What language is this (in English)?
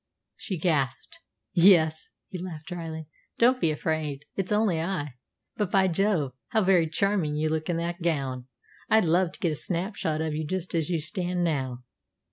English